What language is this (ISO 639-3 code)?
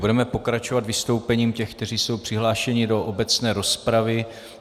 ces